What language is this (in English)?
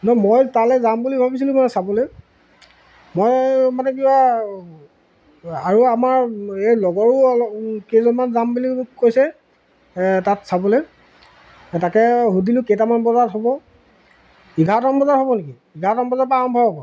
Assamese